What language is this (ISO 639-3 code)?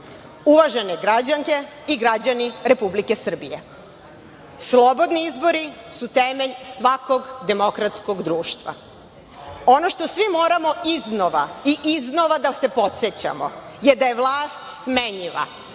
srp